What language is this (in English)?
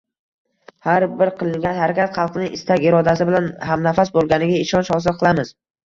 Uzbek